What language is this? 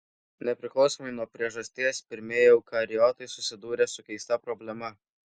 Lithuanian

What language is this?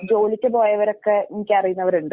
Malayalam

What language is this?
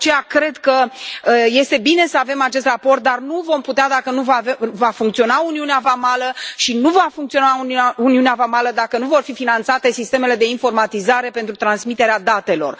Romanian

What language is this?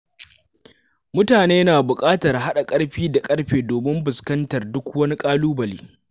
Hausa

